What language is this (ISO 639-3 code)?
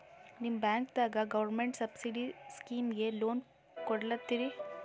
kan